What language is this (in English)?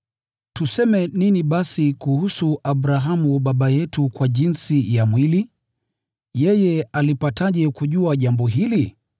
Swahili